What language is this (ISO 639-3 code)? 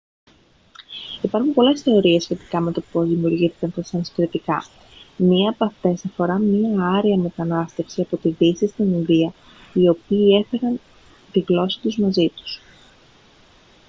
ell